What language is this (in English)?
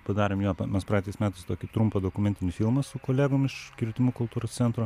Lithuanian